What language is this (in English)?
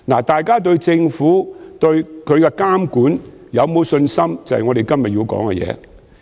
Cantonese